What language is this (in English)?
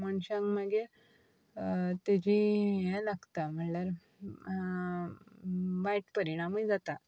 Konkani